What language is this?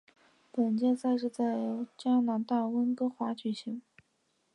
Chinese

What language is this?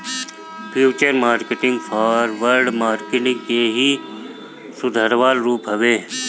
Bhojpuri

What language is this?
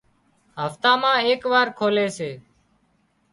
Wadiyara Koli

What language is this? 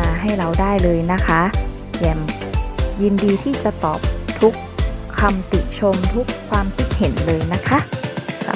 Thai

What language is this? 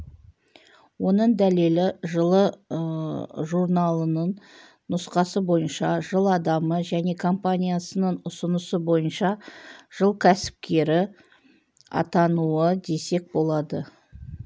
Kazakh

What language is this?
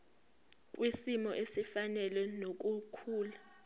Zulu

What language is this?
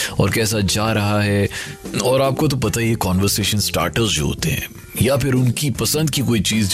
Hindi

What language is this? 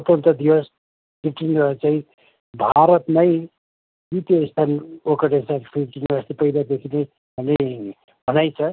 Nepali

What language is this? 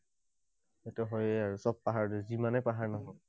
Assamese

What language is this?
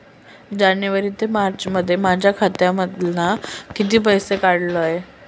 Marathi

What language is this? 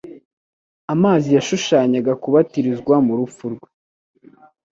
Kinyarwanda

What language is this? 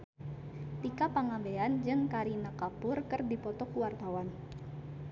Sundanese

